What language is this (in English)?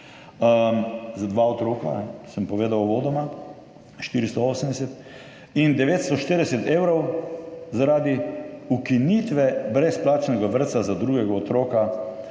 Slovenian